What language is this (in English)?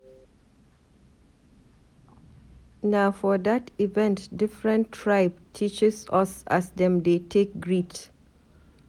Nigerian Pidgin